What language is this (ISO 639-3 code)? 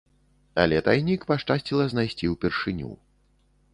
bel